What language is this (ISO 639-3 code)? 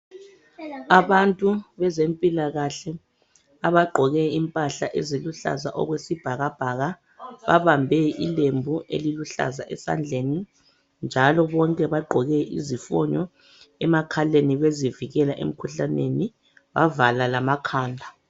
nde